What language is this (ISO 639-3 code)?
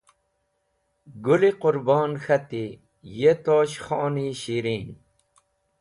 wbl